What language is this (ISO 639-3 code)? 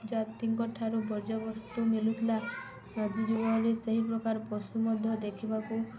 ori